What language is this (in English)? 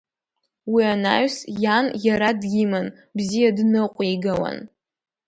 Abkhazian